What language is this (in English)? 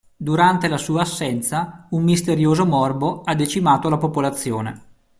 Italian